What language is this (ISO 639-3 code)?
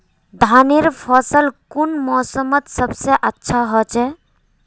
mag